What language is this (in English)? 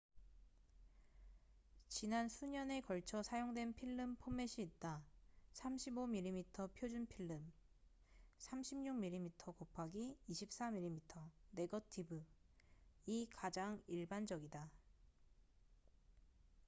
Korean